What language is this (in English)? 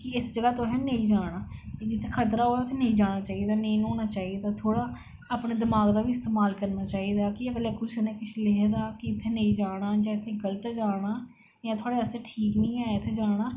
Dogri